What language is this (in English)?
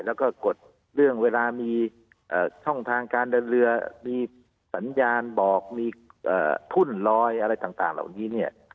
Thai